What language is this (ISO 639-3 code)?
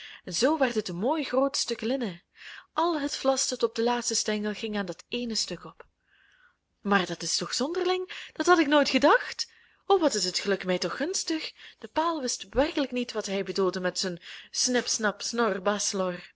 nld